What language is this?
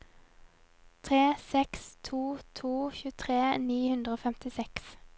Norwegian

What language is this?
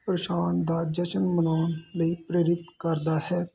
Punjabi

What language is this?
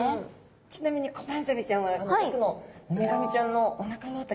Japanese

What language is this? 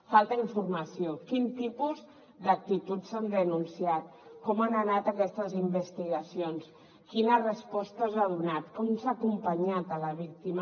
Catalan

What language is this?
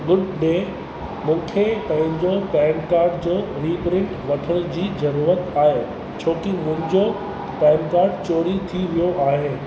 Sindhi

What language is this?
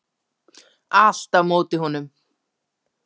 Icelandic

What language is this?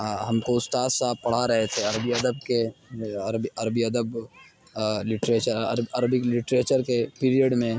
Urdu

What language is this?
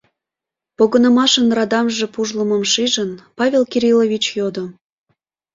Mari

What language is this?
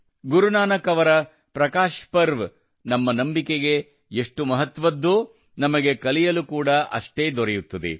Kannada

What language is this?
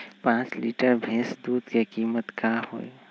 Magahi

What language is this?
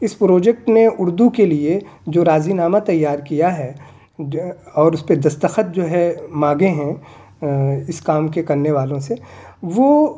Urdu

